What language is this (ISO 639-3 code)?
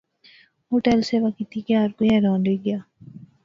phr